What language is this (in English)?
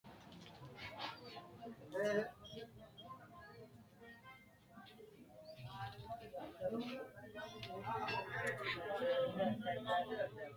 Sidamo